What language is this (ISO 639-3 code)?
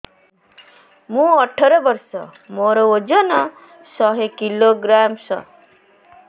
ori